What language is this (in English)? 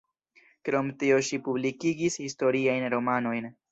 Esperanto